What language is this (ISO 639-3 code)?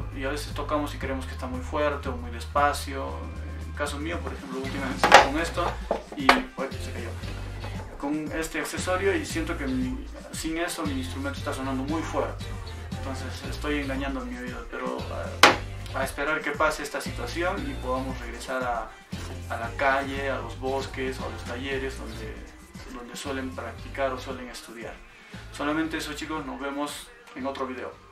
spa